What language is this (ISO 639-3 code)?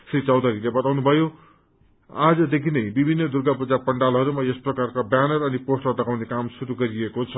nep